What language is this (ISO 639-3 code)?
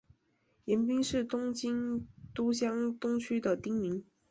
zho